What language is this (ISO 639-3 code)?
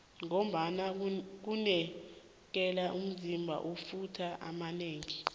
nbl